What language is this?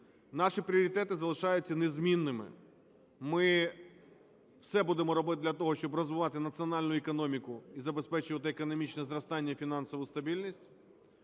Ukrainian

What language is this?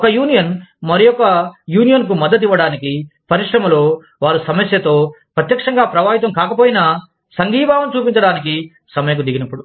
Telugu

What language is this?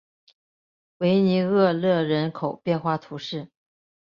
Chinese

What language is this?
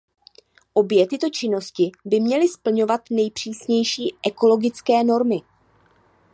Czech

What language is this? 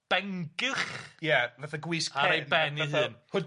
Welsh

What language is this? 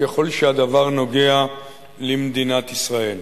Hebrew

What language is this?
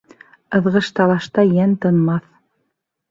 Bashkir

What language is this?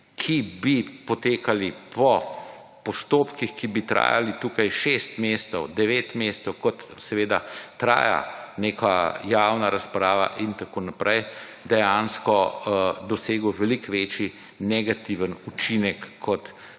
Slovenian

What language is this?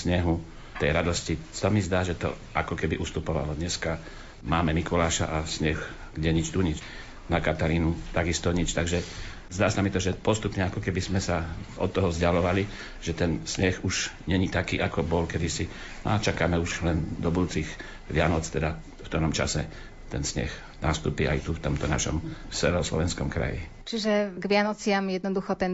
Slovak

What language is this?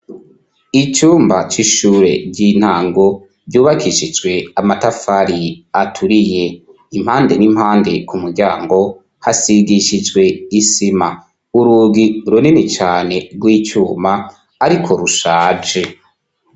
Rundi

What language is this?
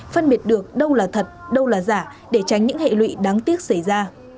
Vietnamese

